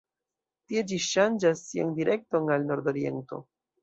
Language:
Esperanto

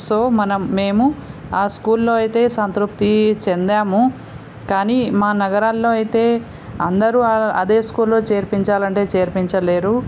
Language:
Telugu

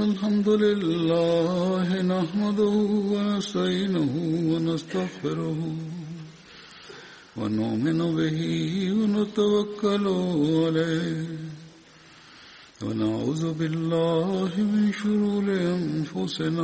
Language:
Malayalam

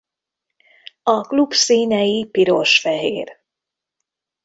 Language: Hungarian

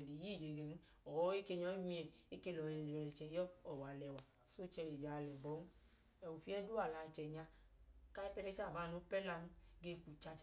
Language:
Idoma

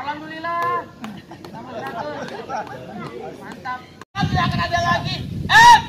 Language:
Indonesian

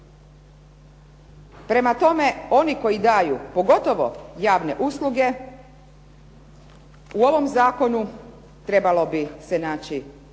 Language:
Croatian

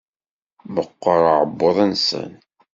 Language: Kabyle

